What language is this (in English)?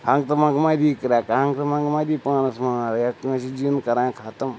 Kashmiri